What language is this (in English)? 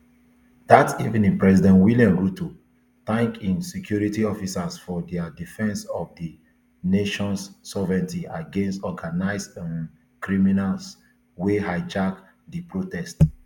Nigerian Pidgin